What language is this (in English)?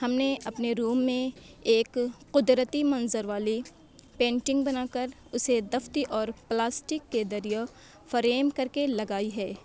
Urdu